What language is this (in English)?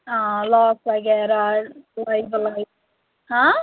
Kashmiri